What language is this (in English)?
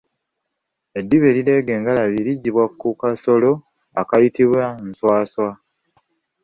Ganda